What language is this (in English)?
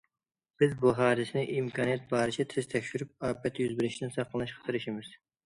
Uyghur